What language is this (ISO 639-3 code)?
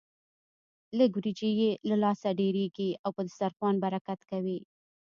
pus